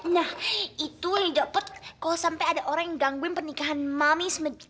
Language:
Indonesian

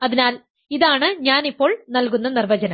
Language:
Malayalam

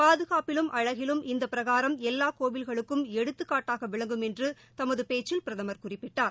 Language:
Tamil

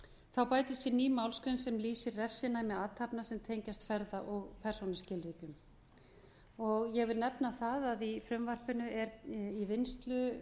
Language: Icelandic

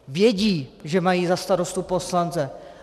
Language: Czech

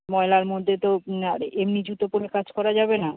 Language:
Bangla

